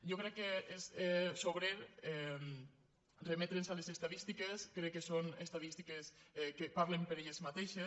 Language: Catalan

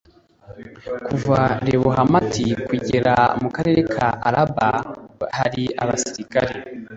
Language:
Kinyarwanda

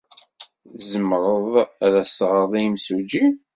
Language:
Kabyle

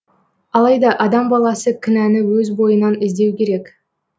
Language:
Kazakh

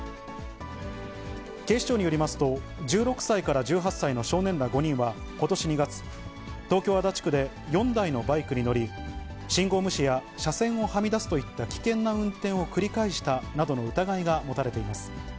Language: Japanese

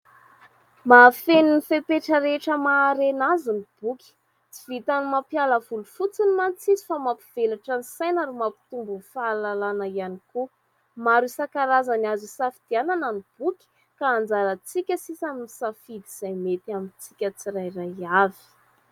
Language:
Malagasy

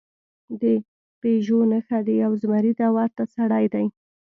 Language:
Pashto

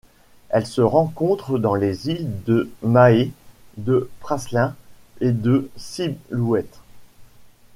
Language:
French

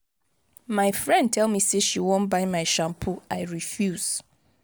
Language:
Nigerian Pidgin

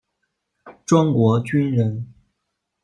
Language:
Chinese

